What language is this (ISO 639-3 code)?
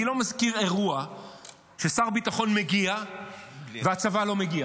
heb